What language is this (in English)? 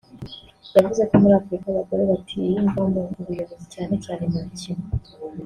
Kinyarwanda